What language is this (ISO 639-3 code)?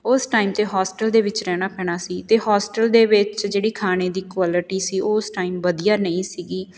pan